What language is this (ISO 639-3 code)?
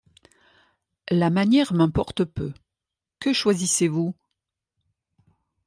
fra